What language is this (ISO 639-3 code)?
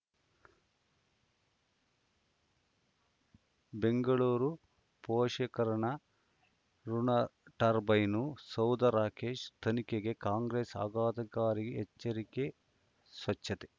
kan